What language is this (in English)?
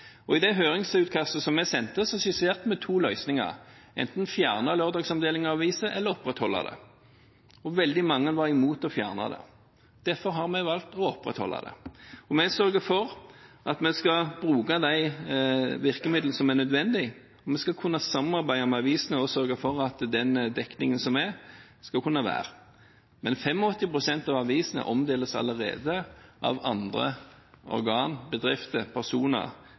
Norwegian Bokmål